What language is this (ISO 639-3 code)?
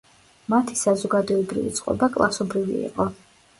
kat